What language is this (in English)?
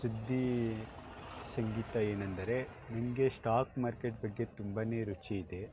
Kannada